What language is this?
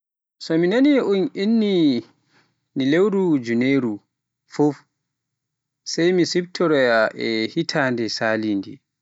Pular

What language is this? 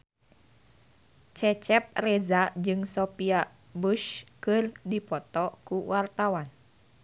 Sundanese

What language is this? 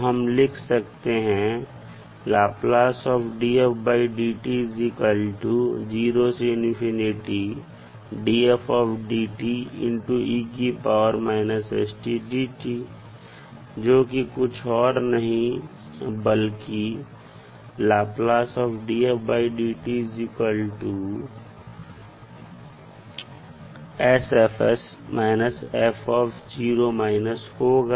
Hindi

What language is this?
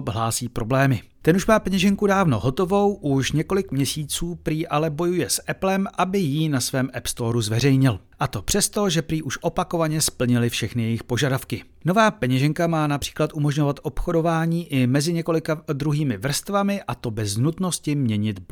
Czech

